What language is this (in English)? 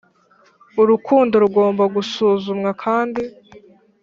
Kinyarwanda